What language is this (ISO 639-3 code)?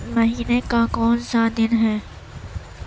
urd